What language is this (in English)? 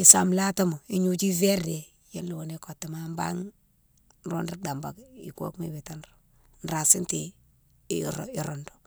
Mansoanka